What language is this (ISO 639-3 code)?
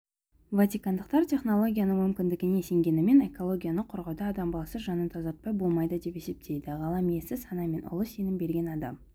kaz